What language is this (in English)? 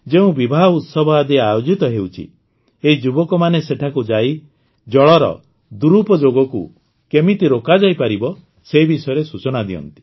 Odia